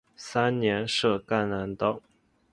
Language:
Chinese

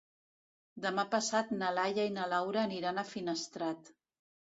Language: Catalan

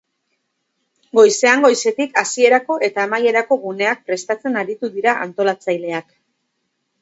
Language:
Basque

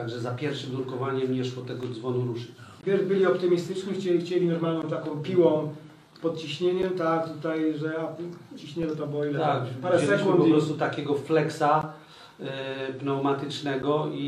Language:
Polish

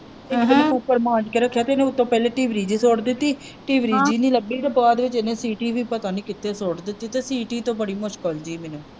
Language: Punjabi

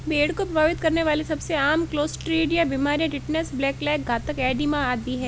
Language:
Hindi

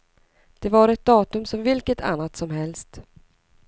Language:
Swedish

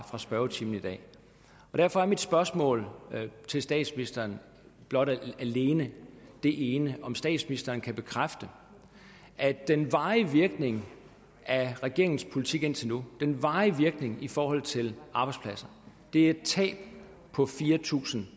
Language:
Danish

